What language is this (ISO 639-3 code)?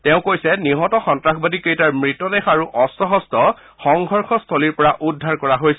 asm